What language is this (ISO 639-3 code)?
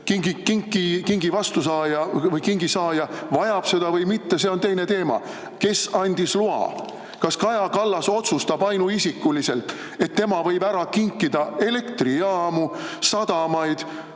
est